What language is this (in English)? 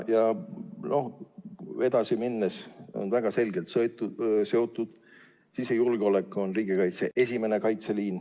Estonian